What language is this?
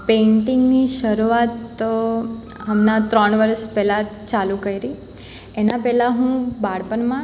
Gujarati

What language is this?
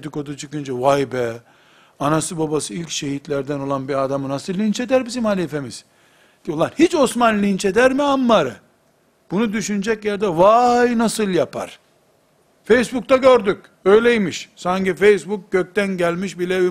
Turkish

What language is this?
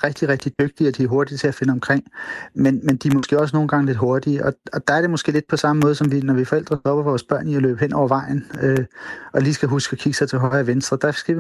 Danish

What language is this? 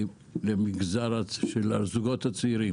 Hebrew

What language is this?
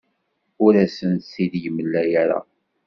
Kabyle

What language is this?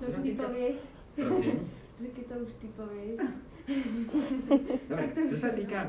Slovak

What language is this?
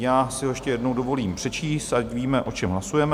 Czech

